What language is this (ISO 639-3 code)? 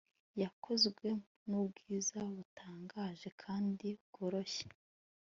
kin